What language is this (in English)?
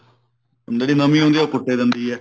Punjabi